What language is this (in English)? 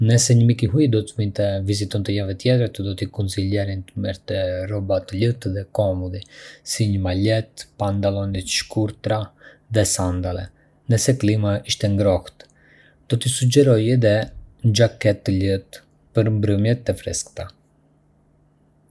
Arbëreshë Albanian